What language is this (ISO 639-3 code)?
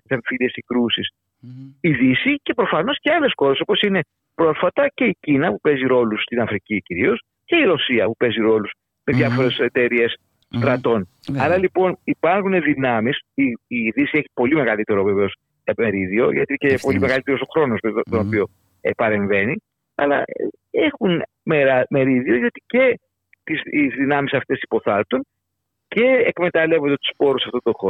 ell